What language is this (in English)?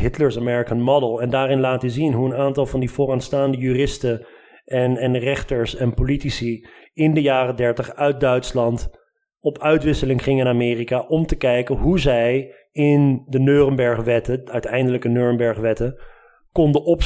Dutch